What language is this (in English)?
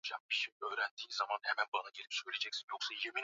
Swahili